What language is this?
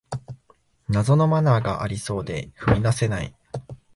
Japanese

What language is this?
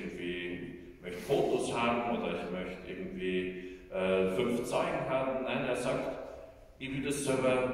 German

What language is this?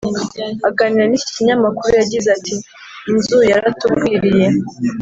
Kinyarwanda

